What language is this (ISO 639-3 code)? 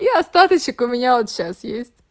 rus